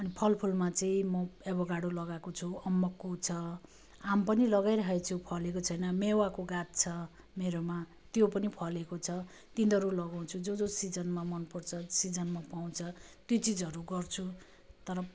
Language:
Nepali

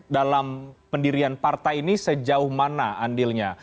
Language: Indonesian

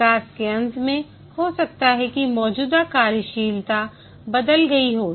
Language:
Hindi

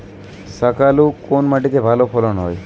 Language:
Bangla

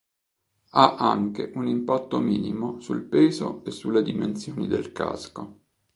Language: Italian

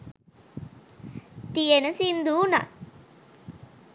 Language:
Sinhala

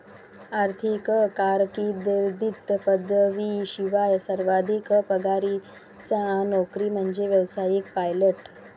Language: Marathi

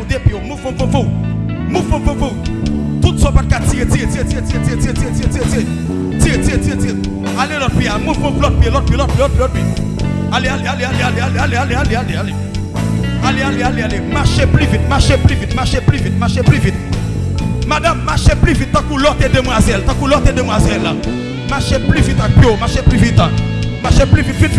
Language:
French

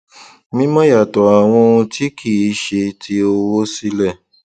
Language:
Yoruba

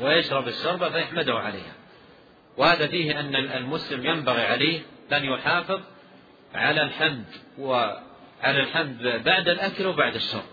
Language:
Arabic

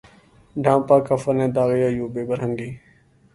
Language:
Urdu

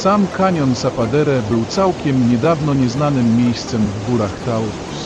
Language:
Polish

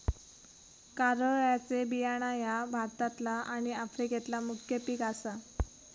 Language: Marathi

